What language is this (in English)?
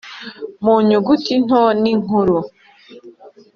Kinyarwanda